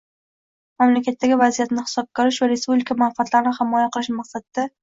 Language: Uzbek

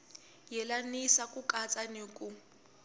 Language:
Tsonga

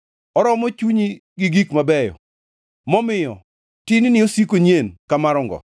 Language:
Luo (Kenya and Tanzania)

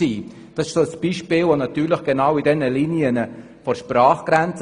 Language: Swiss German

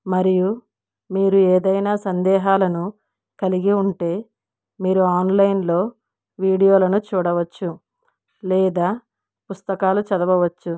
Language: Telugu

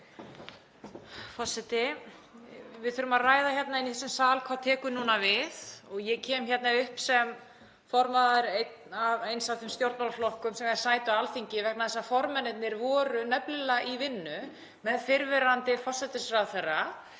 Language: Icelandic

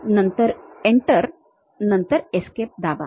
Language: Marathi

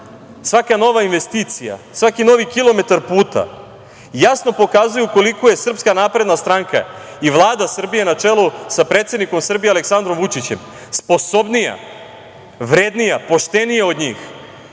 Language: Serbian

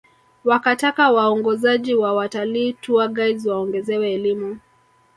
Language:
Swahili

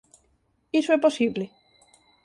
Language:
Galician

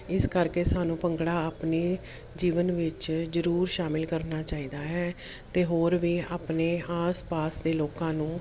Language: Punjabi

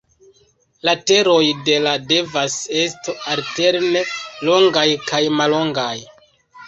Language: Esperanto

